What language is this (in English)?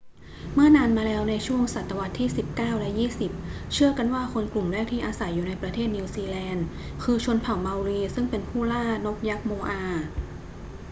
Thai